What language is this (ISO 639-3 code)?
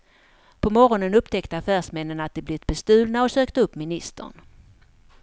swe